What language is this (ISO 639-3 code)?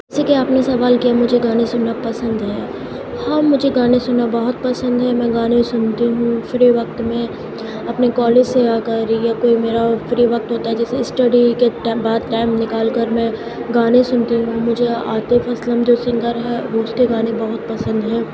urd